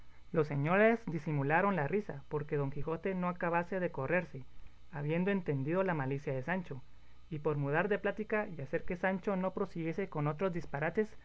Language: Spanish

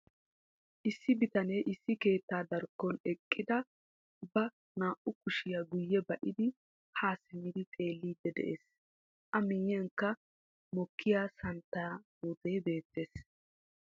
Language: Wolaytta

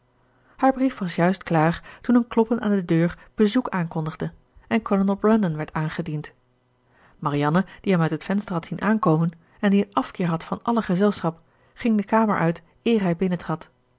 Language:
Dutch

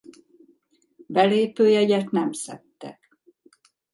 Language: Hungarian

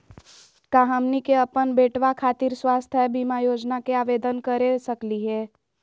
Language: Magahi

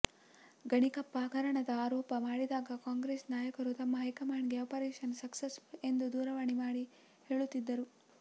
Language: Kannada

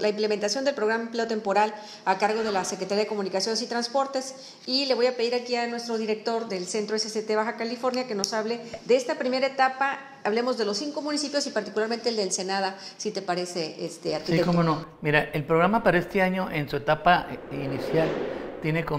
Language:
Spanish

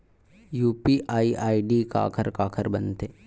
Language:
Chhattisgarhi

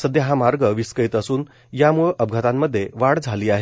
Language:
Marathi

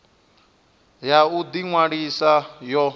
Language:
Venda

